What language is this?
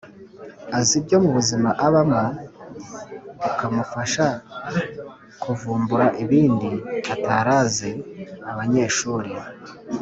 Kinyarwanda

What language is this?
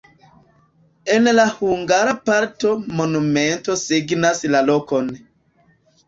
Esperanto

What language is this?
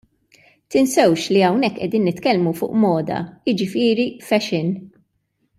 Maltese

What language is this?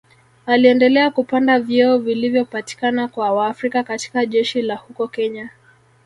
Swahili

